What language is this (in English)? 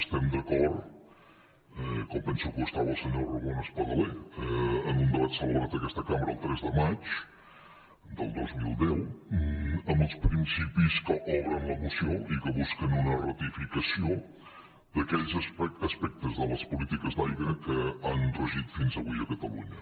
Catalan